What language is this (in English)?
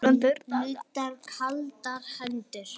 Icelandic